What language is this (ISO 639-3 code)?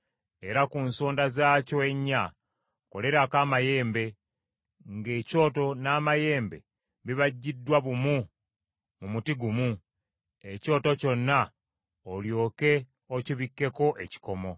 lug